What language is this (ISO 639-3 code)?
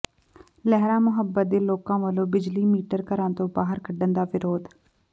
pan